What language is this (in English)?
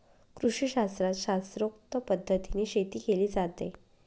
Marathi